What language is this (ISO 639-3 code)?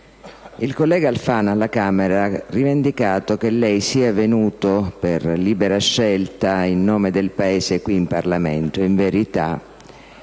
ita